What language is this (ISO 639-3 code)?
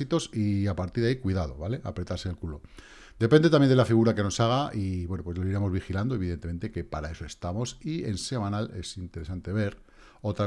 spa